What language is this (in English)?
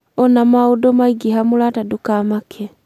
Kikuyu